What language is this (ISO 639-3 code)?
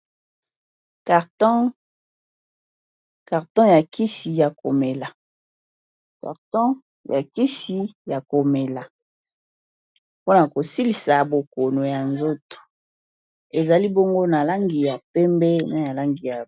lin